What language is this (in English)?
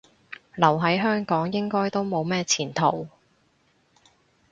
Cantonese